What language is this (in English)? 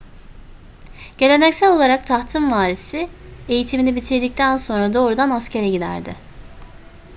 Turkish